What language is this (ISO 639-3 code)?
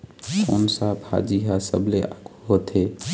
hne